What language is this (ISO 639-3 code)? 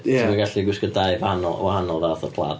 cym